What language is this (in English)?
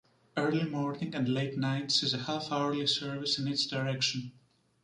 English